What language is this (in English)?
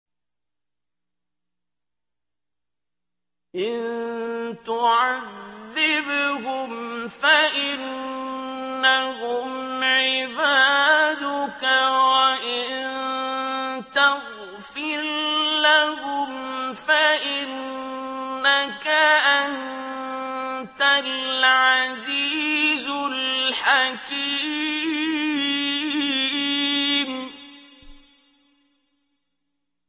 Arabic